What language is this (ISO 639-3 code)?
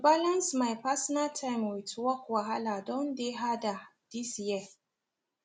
pcm